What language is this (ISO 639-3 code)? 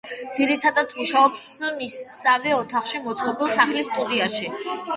kat